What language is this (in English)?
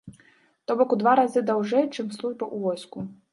Belarusian